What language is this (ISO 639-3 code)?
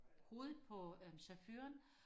dan